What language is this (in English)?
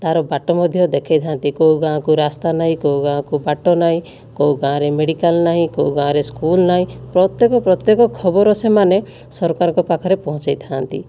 Odia